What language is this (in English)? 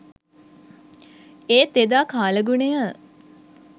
Sinhala